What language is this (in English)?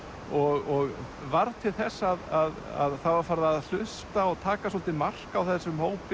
Icelandic